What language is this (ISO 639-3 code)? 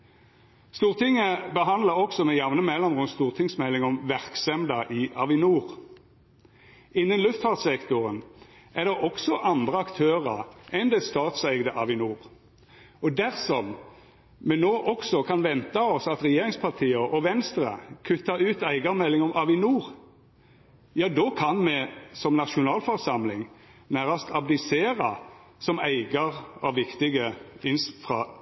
nno